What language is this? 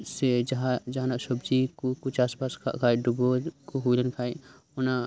Santali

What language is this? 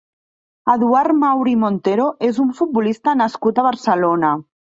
Catalan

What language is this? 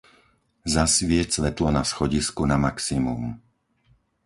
Slovak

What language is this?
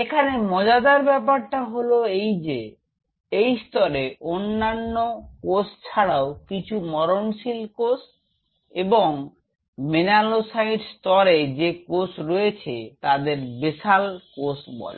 Bangla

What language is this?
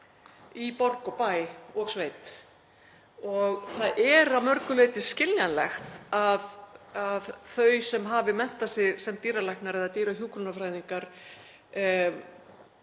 Icelandic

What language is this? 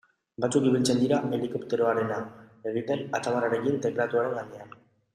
Basque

